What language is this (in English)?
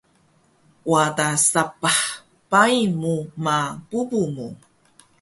Taroko